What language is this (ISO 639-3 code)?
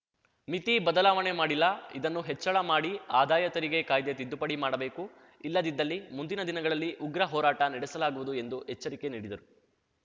kan